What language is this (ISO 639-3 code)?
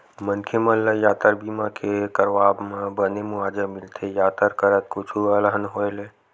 hne